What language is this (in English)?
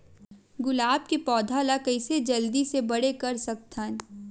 Chhattisgarhi